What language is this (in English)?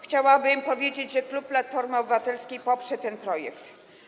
Polish